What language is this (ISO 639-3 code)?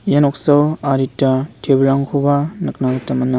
grt